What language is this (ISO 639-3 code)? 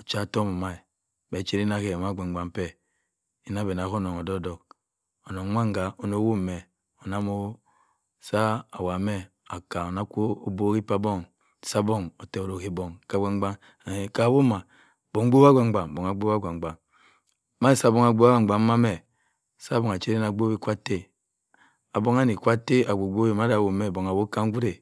mfn